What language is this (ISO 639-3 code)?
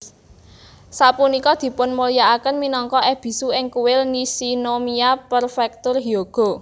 jav